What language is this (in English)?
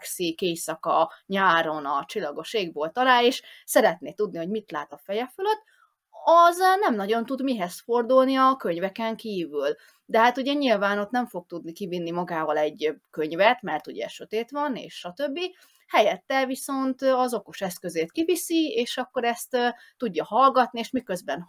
Hungarian